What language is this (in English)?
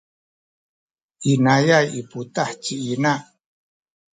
Sakizaya